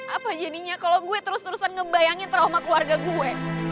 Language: Indonesian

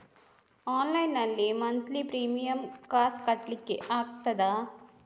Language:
Kannada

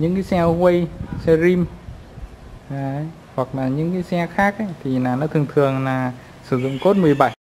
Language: Vietnamese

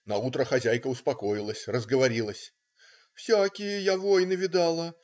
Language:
Russian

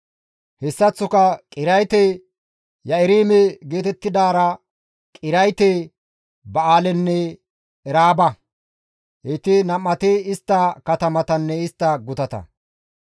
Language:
Gamo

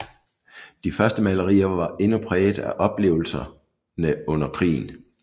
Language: Danish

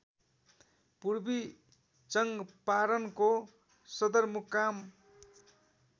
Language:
Nepali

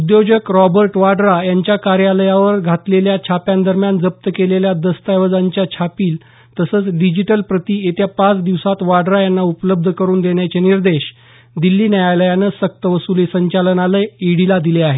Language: Marathi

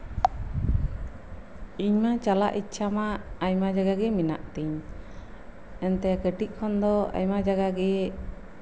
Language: Santali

